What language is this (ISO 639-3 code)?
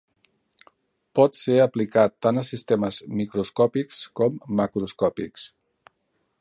cat